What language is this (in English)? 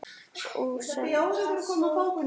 Icelandic